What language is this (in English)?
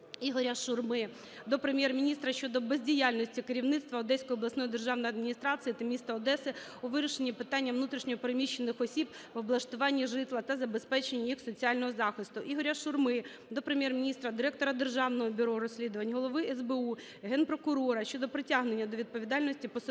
Ukrainian